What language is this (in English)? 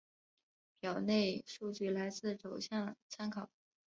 Chinese